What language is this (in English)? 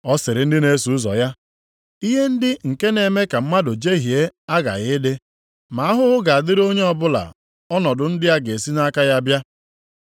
Igbo